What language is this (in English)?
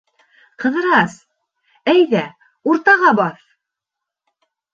Bashkir